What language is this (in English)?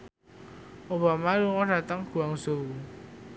Javanese